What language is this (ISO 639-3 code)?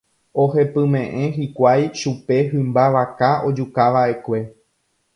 grn